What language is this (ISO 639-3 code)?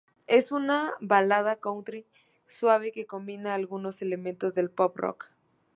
spa